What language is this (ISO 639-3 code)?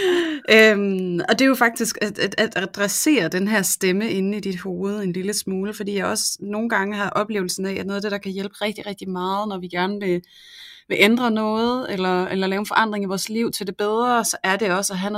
dan